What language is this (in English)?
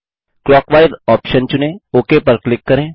Hindi